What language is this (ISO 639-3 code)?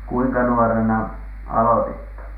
fin